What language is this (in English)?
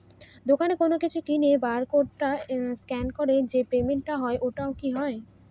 Bangla